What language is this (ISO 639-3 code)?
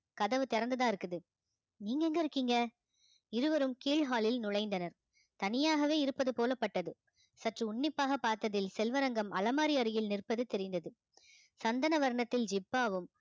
tam